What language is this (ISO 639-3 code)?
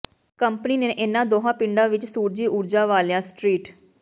pan